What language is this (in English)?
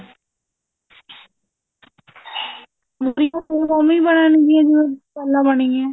Punjabi